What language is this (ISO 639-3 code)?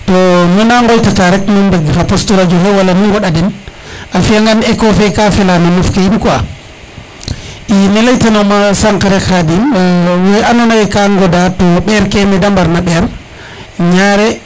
srr